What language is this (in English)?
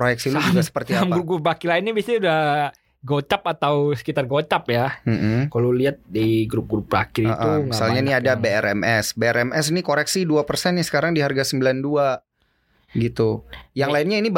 Indonesian